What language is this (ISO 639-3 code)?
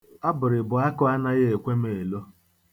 ibo